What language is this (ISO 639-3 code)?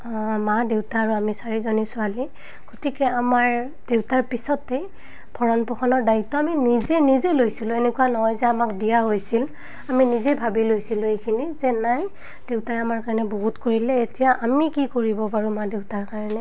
asm